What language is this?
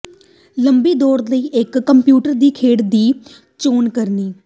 Punjabi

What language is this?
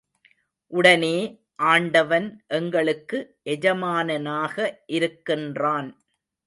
Tamil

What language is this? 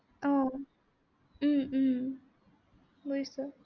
Assamese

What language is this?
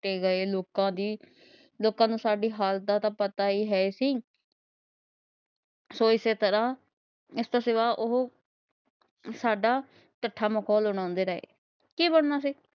Punjabi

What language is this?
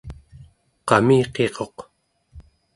Central Yupik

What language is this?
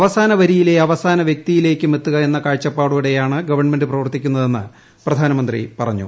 Malayalam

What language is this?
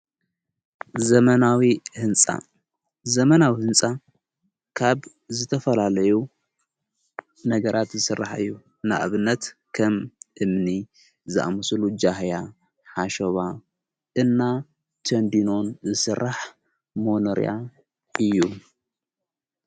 Tigrinya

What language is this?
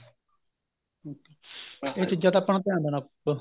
Punjabi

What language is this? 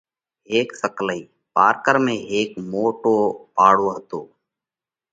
Parkari Koli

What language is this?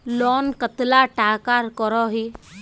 Magahi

